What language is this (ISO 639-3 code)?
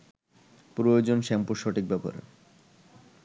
ben